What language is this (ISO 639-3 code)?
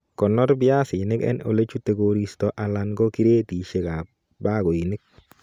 kln